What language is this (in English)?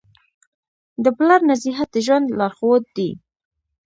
Pashto